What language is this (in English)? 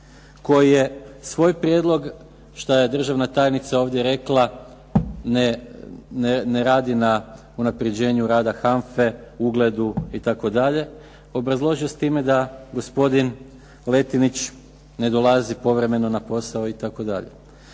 Croatian